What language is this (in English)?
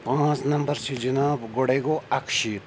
Kashmiri